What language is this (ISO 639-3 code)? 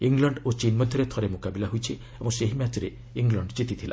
ori